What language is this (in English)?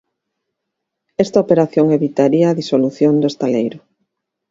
Galician